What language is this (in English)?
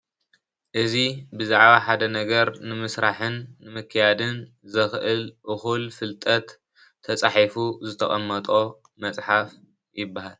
Tigrinya